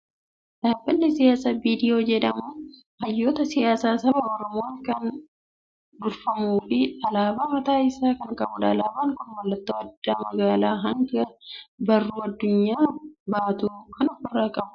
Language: Oromo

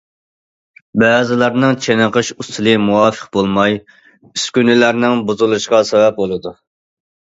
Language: Uyghur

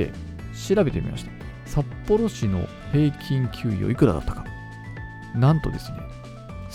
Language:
Japanese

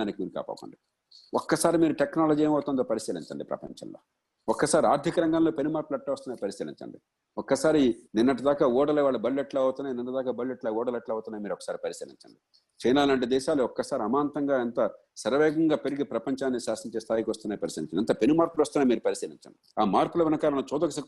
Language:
Telugu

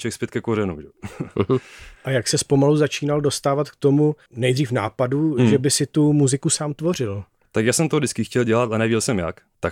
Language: Czech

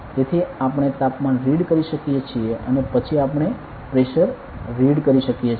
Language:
Gujarati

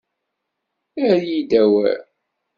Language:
Kabyle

